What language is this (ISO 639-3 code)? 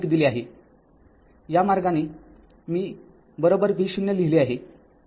mar